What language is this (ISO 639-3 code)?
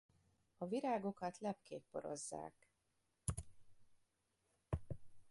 hun